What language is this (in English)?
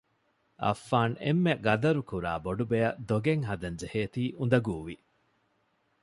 Divehi